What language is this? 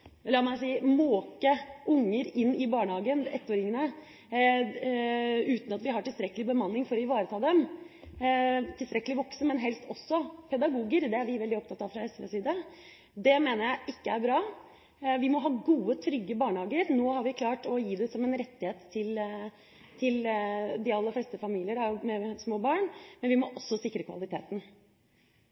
Norwegian Bokmål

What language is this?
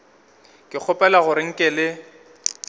Northern Sotho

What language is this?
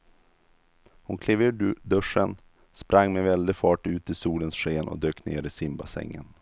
Swedish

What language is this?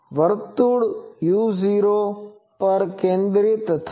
Gujarati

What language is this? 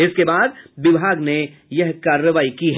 Hindi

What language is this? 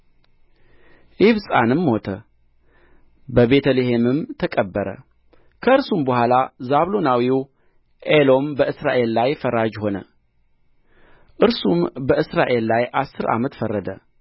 Amharic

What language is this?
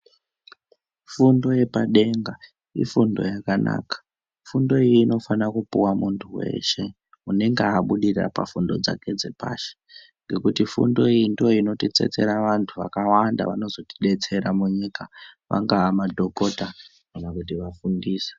Ndau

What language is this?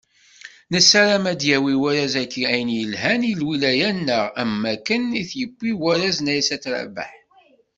Kabyle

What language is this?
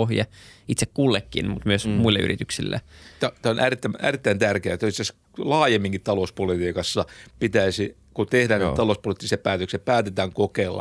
Finnish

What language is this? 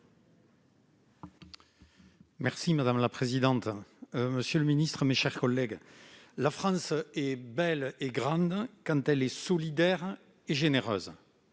French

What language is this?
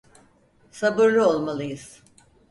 Turkish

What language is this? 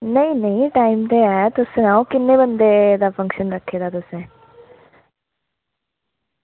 Dogri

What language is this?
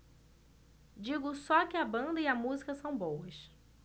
Portuguese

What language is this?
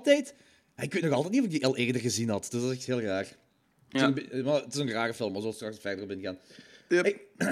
Dutch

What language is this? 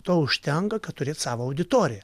Lithuanian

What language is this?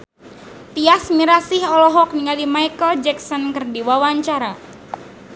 Sundanese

